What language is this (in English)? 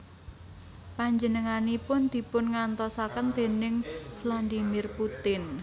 Javanese